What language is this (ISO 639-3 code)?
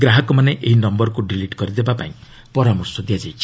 ori